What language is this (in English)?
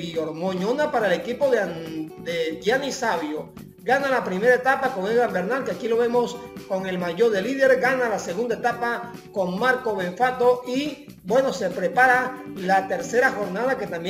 Spanish